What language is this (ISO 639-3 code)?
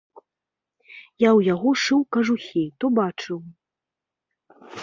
bel